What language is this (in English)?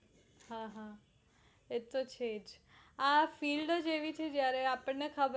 Gujarati